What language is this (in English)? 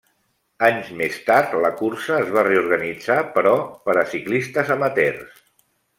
Catalan